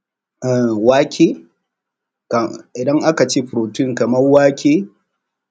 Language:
Hausa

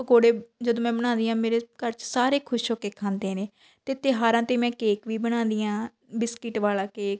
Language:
Punjabi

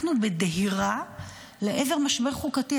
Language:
Hebrew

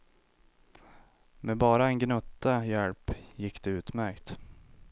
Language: Swedish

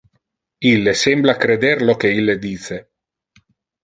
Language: Interlingua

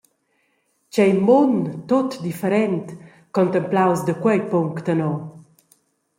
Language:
Romansh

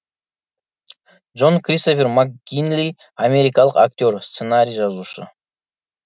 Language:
Kazakh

